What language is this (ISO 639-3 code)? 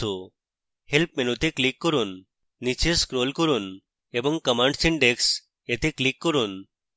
ben